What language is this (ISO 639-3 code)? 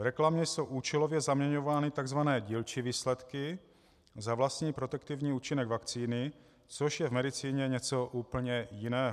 ces